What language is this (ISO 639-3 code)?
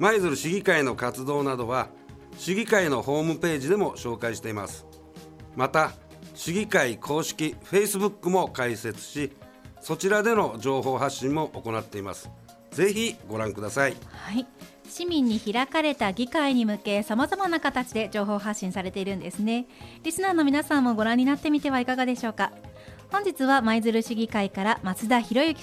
jpn